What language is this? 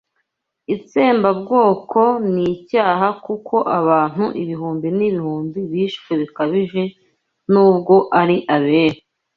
Kinyarwanda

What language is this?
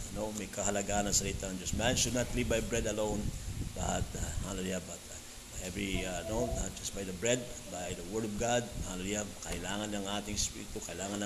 Filipino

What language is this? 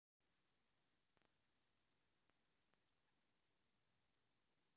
Russian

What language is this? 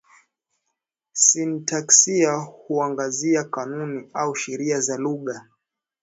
Swahili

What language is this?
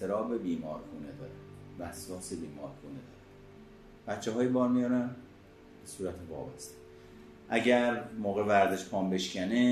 Persian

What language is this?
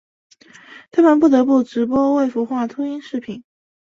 Chinese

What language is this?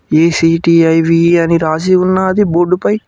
Telugu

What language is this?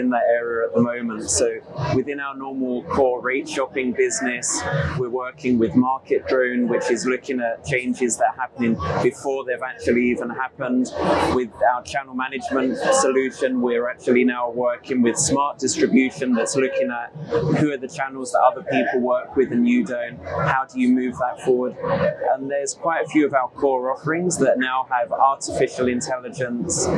English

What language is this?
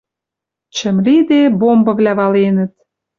Western Mari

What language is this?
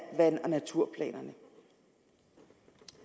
Danish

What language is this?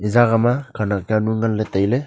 Wancho Naga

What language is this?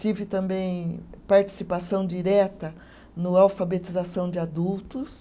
Portuguese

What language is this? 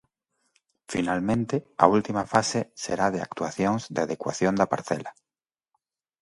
Galician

